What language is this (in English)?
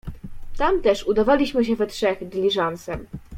Polish